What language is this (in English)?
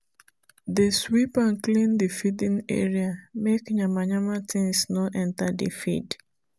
Nigerian Pidgin